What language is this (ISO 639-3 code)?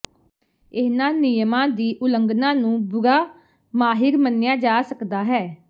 pan